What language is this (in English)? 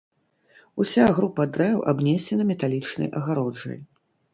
Belarusian